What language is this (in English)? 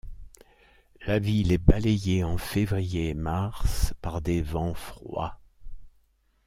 French